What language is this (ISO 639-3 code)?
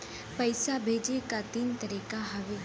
bho